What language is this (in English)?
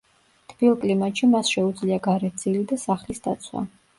Georgian